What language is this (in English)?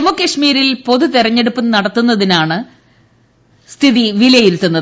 Malayalam